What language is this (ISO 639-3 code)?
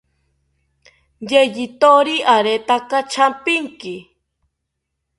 cpy